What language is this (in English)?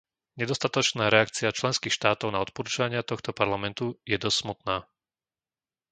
Slovak